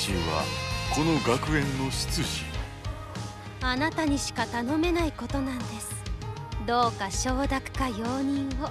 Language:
Japanese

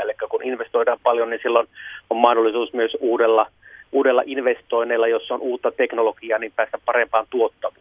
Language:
Finnish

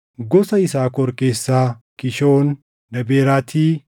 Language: Oromo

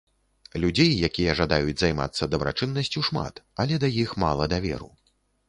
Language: Belarusian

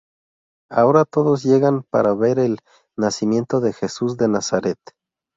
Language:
Spanish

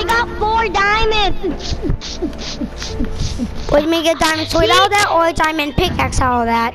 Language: English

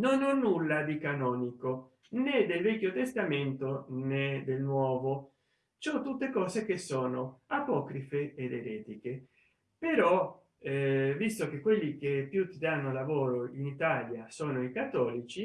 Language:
Italian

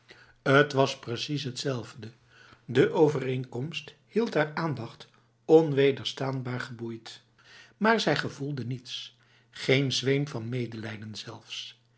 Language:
Dutch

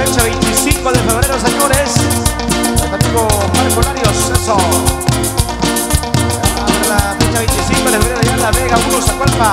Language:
Spanish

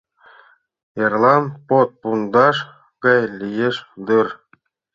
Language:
Mari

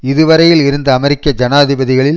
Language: Tamil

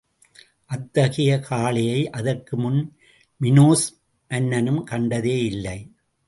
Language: Tamil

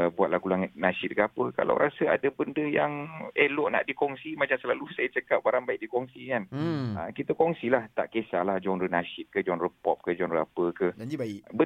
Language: Malay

